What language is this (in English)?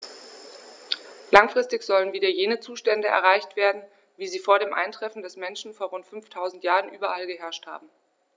German